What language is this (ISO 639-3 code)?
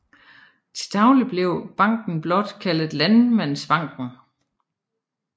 dan